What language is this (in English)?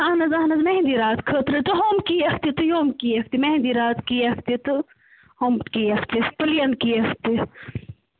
Kashmiri